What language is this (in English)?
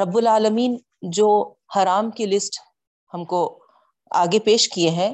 Urdu